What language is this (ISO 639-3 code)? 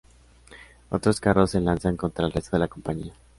spa